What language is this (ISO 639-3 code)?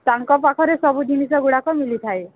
ori